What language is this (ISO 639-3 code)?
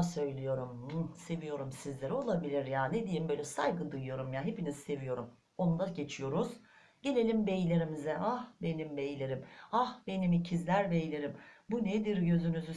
tur